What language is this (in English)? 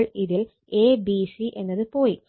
Malayalam